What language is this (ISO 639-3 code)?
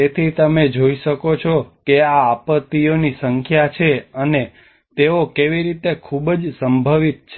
guj